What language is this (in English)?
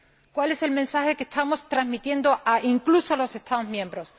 Spanish